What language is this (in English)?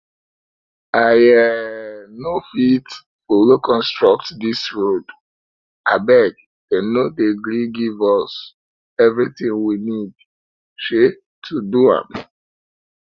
Nigerian Pidgin